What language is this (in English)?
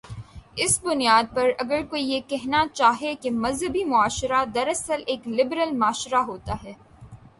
Urdu